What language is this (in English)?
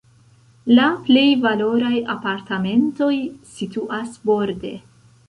Esperanto